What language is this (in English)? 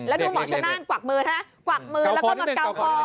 Thai